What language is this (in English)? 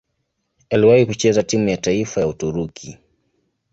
Swahili